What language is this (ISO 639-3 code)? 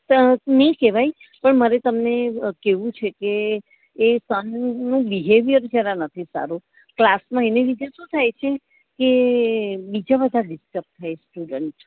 guj